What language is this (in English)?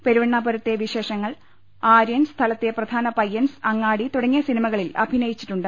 Malayalam